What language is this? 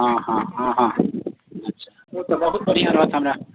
Maithili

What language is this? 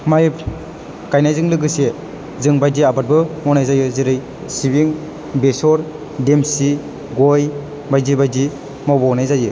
Bodo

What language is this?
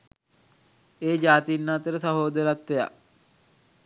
Sinhala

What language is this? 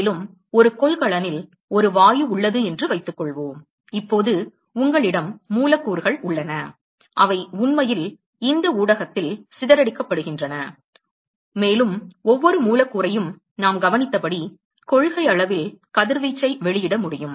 Tamil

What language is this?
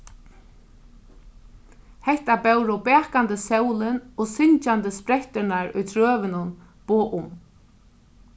Faroese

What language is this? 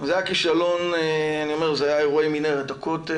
Hebrew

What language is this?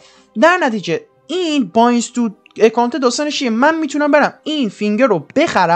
Persian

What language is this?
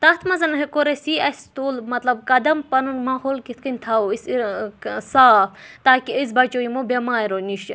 Kashmiri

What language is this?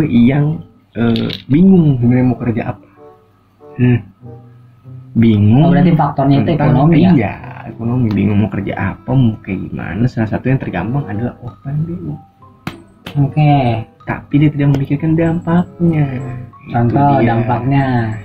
Indonesian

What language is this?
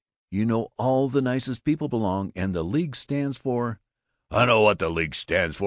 English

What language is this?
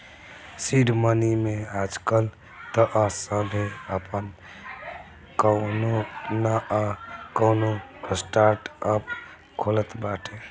Bhojpuri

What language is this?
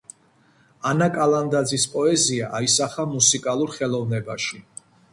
Georgian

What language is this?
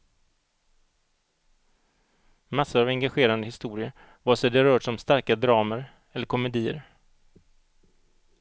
Swedish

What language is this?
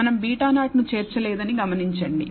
Telugu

